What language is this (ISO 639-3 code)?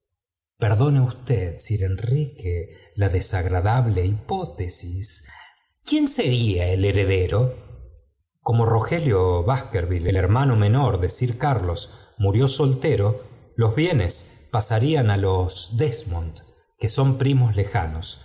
spa